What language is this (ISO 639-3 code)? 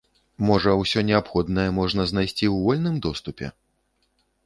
bel